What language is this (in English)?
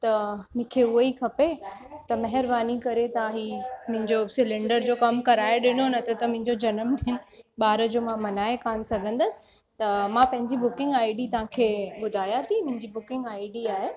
Sindhi